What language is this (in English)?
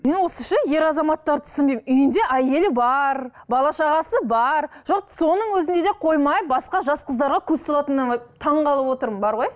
Kazakh